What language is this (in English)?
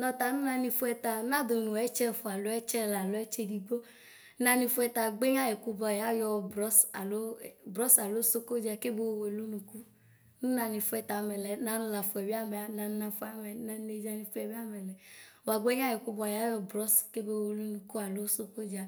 Ikposo